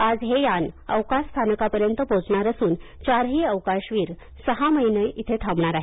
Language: Marathi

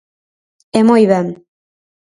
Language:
Galician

